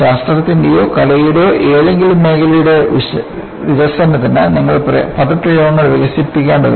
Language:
Malayalam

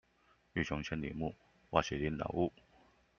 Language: Chinese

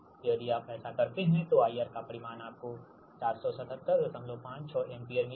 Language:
Hindi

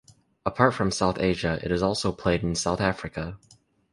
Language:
English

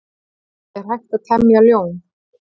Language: Icelandic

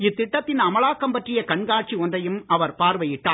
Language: Tamil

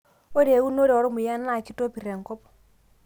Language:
Masai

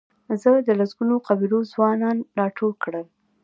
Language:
Pashto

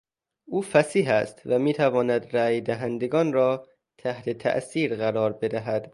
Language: Persian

